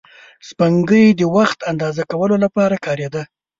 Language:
Pashto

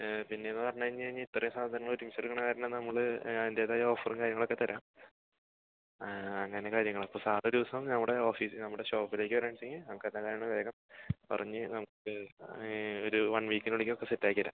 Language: Malayalam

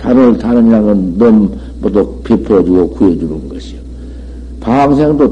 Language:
Korean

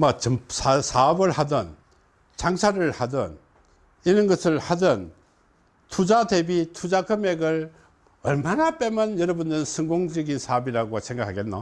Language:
Korean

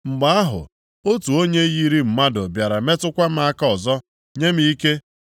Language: Igbo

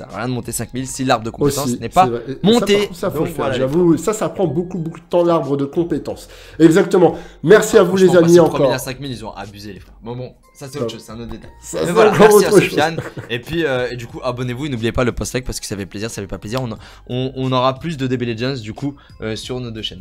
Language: French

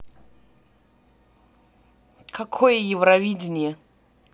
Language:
Russian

